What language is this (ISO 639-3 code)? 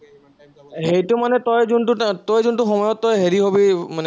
asm